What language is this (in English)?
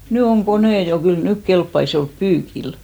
Finnish